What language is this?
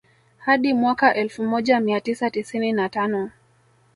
Swahili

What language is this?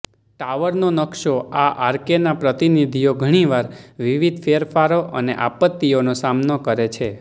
Gujarati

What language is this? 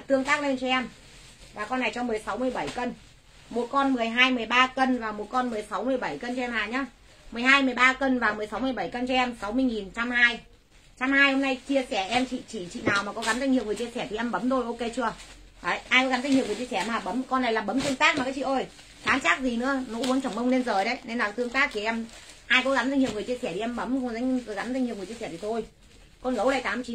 Vietnamese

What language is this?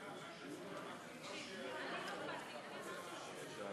Hebrew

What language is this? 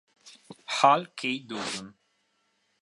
Italian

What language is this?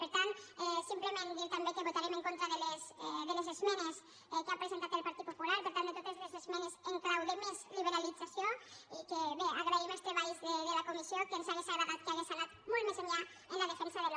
Catalan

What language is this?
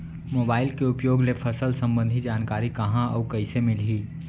Chhattisgarhi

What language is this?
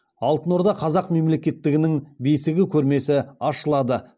Kazakh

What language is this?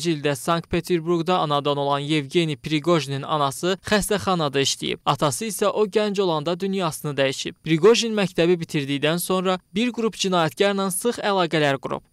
Turkish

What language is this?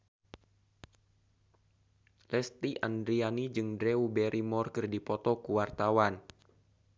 Sundanese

